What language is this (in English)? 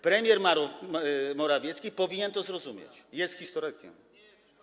Polish